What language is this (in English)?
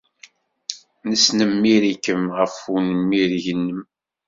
Kabyle